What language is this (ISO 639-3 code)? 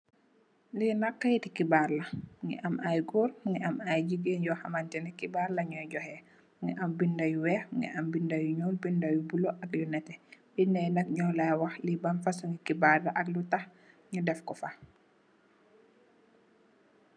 wol